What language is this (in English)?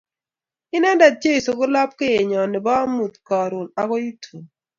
Kalenjin